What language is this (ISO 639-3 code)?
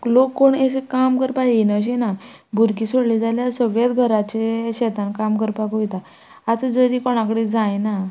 kok